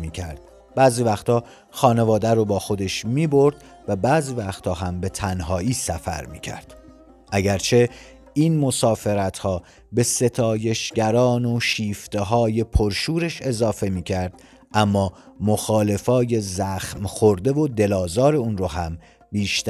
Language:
Persian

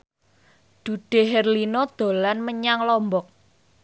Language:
Javanese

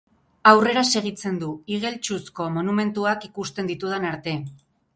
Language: Basque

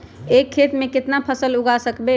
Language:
Magahi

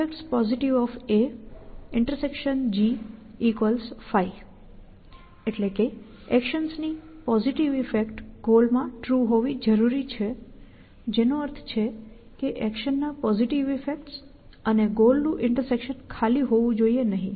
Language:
Gujarati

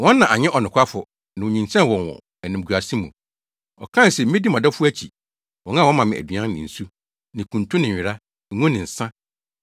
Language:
Akan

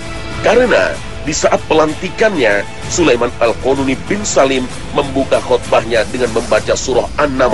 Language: Indonesian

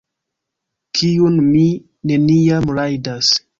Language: Esperanto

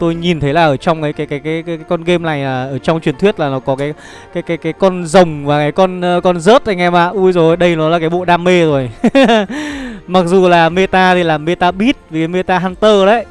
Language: Vietnamese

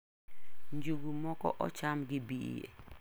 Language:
Luo (Kenya and Tanzania)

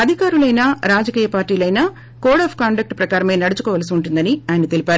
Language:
Telugu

